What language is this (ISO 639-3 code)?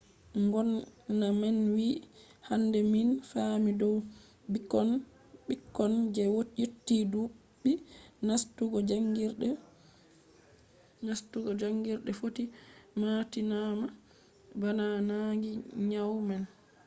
ful